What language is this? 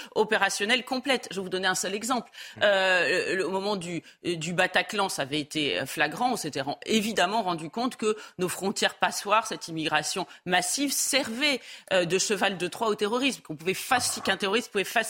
French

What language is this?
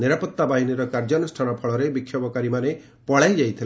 Odia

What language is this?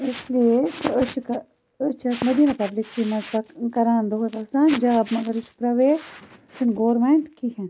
Kashmiri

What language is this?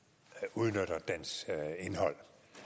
Danish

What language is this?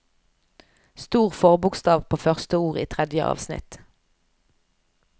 Norwegian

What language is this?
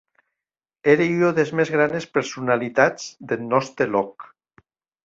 Occitan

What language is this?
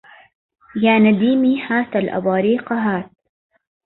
Arabic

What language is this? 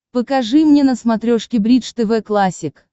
Russian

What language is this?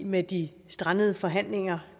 Danish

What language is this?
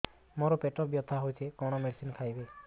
Odia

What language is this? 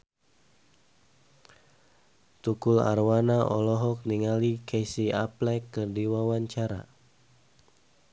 Sundanese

